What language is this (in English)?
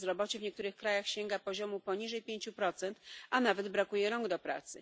Polish